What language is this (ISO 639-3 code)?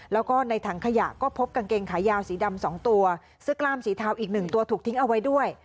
tha